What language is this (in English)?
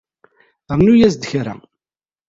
Kabyle